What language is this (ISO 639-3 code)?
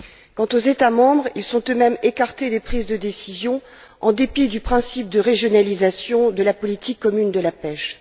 fra